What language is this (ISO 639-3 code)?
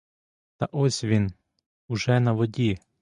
ukr